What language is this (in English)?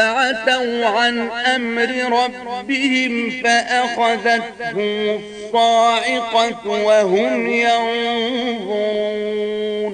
Arabic